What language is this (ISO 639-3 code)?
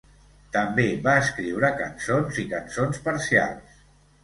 cat